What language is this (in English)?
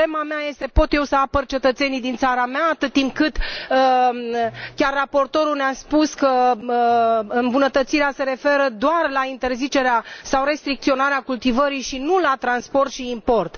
Romanian